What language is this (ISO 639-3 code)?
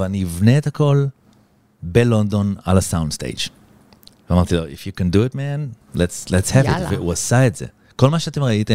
heb